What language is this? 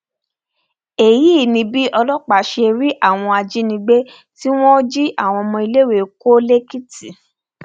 Yoruba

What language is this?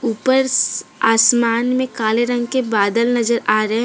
Hindi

